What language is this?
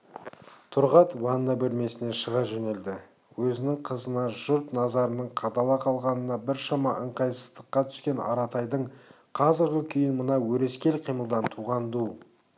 Kazakh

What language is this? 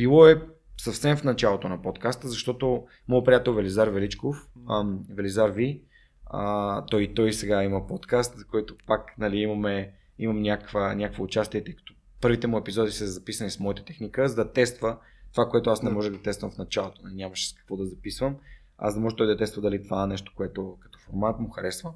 Bulgarian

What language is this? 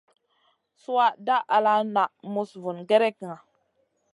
Masana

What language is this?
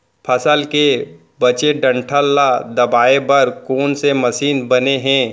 Chhattisgarhi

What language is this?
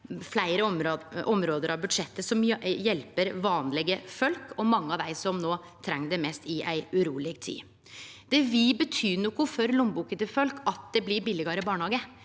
Norwegian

